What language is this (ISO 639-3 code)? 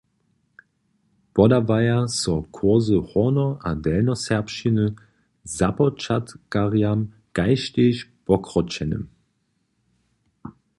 hsb